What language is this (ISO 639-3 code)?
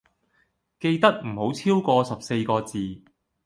yue